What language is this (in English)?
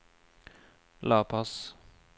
Norwegian